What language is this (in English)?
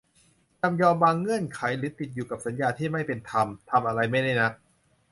Thai